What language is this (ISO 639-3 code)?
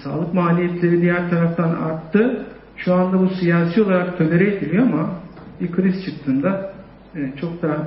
tur